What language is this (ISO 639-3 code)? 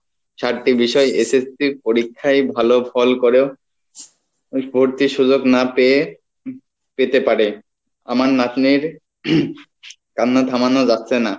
ben